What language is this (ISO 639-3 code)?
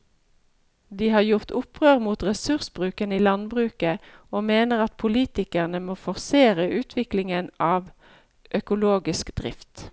nor